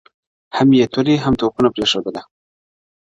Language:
Pashto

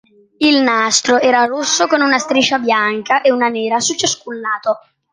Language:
Italian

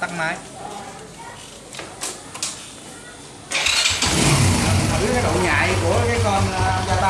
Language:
Vietnamese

